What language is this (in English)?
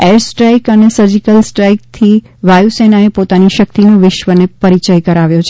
Gujarati